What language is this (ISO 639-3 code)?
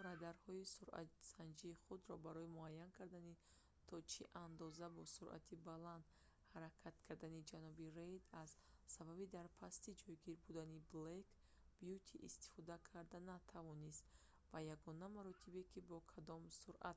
tgk